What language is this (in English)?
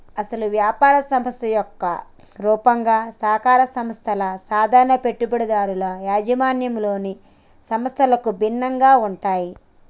Telugu